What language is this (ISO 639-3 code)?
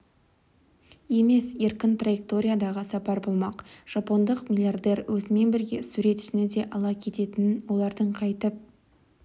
kaz